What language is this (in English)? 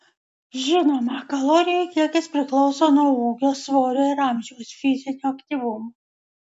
Lithuanian